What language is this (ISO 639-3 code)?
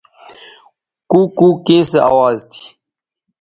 btv